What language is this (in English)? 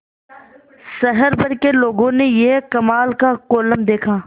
Hindi